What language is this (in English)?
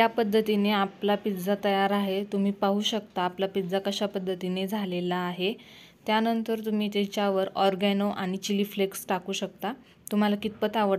Romanian